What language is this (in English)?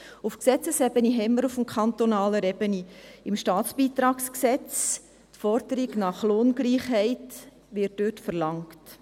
Swiss German